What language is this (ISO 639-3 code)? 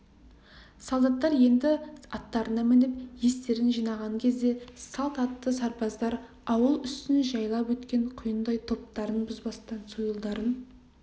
kaz